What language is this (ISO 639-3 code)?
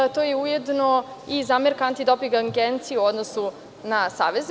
srp